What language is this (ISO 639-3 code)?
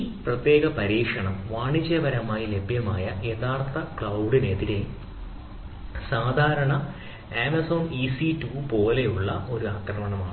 mal